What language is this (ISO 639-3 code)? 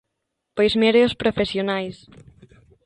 glg